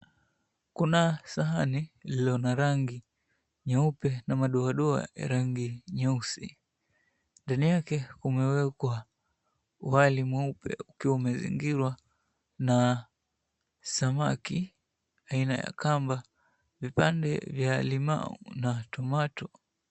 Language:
Swahili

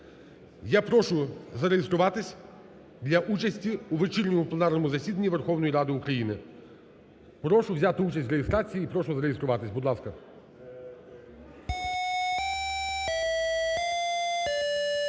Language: Ukrainian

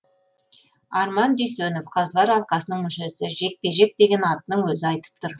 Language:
Kazakh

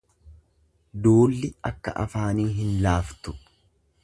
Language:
Oromo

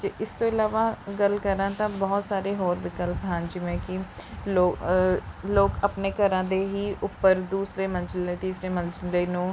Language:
Punjabi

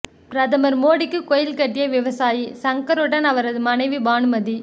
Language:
Tamil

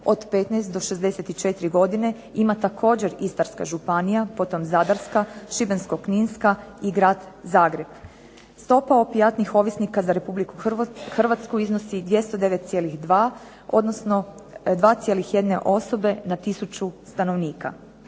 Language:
Croatian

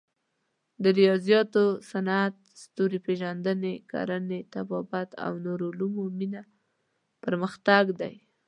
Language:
Pashto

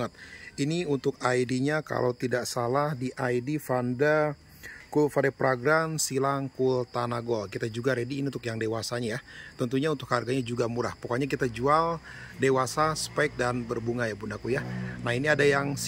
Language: Indonesian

